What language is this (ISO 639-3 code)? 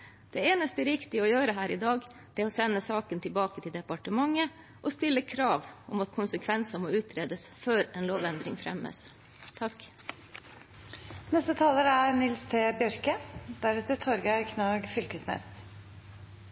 nor